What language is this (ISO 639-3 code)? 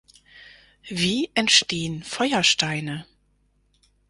deu